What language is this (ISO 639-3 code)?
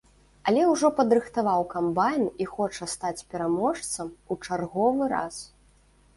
bel